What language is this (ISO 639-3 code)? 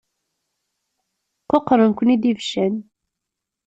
kab